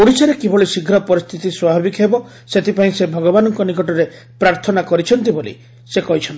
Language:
Odia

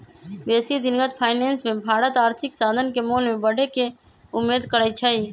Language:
Magahi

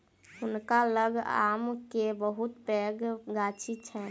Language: Maithili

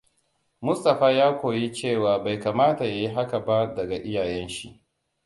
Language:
Hausa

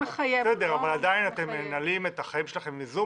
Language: Hebrew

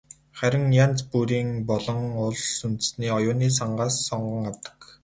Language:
Mongolian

